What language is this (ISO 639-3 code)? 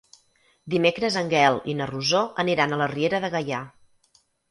cat